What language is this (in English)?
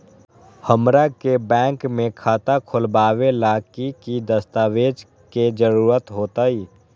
Magahi